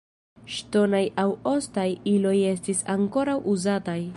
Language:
Esperanto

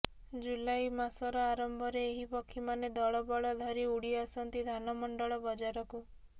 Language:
Odia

